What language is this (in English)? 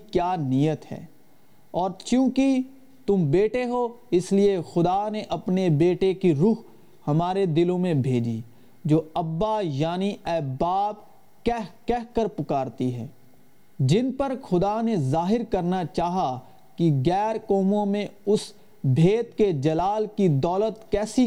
Urdu